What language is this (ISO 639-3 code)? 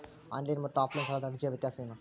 kan